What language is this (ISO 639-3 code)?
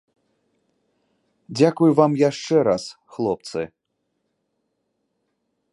bel